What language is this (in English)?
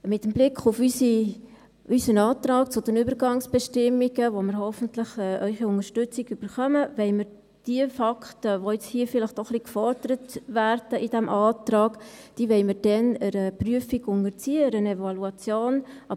Swiss German